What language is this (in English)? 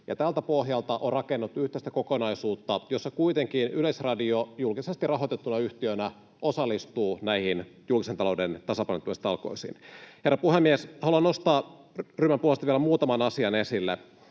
Finnish